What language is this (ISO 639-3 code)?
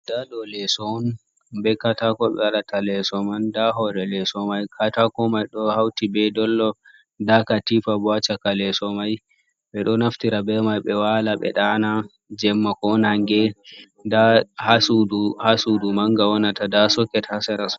ful